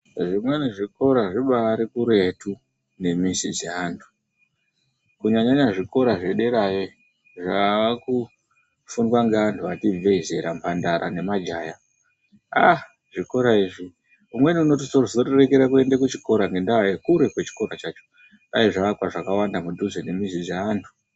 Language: Ndau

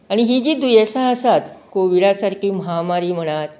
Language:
Konkani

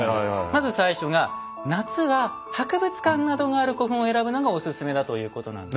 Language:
Japanese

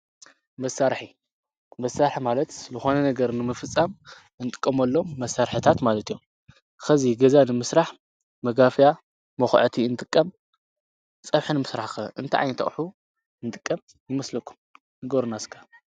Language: Tigrinya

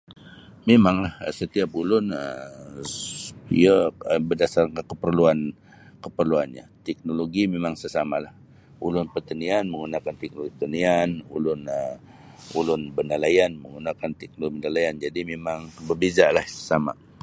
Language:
Sabah Bisaya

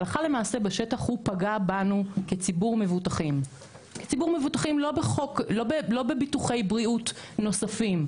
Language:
Hebrew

